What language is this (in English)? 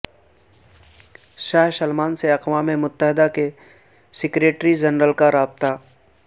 Urdu